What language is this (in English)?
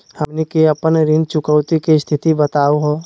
Magahi